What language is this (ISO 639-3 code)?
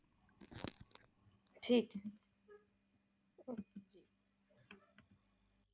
pan